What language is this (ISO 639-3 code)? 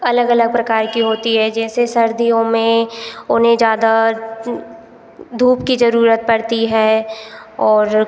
hin